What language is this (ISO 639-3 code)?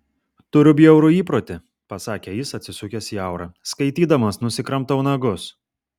lit